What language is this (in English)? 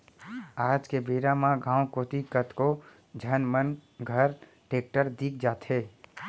Chhattisgarhi